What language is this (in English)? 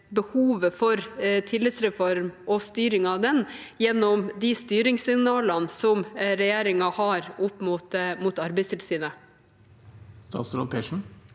Norwegian